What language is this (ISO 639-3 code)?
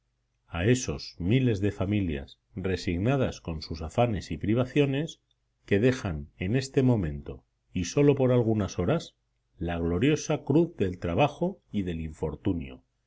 spa